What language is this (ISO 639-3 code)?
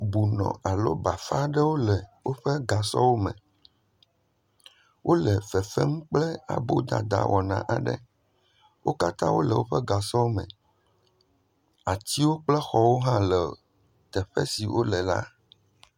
ewe